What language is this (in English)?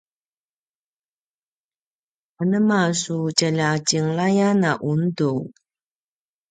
Paiwan